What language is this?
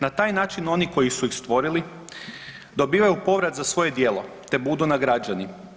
Croatian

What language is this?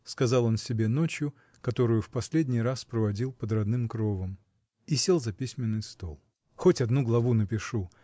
Russian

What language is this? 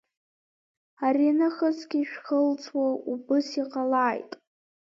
Abkhazian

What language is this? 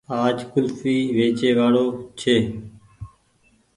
Goaria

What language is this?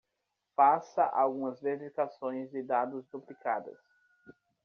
Portuguese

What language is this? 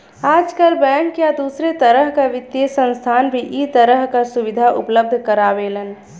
Bhojpuri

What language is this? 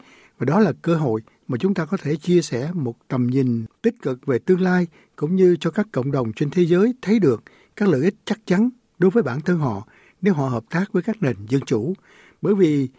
Vietnamese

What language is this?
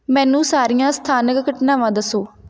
Punjabi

